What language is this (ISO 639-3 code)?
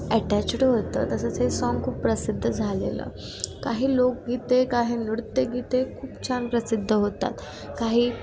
mar